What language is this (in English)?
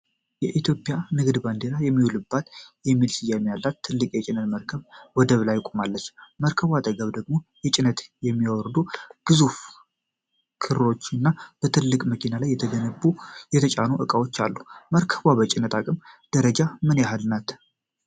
Amharic